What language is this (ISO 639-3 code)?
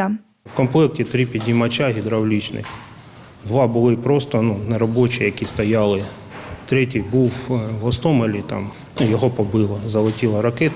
ukr